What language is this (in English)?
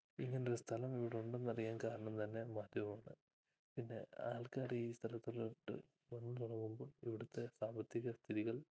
Malayalam